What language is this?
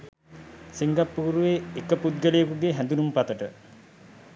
Sinhala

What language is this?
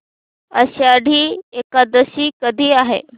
Marathi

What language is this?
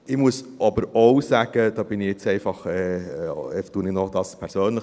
Swiss German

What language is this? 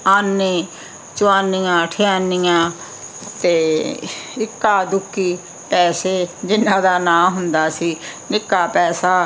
Punjabi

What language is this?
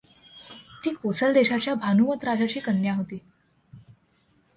Marathi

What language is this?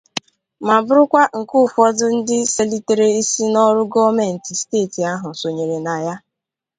Igbo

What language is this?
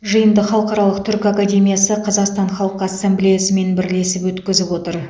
Kazakh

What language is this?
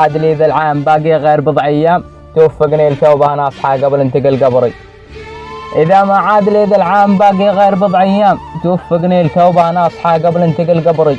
Arabic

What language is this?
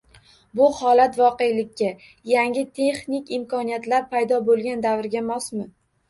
Uzbek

